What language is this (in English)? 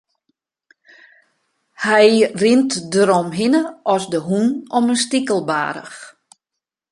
Western Frisian